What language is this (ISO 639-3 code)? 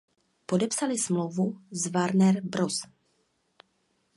ces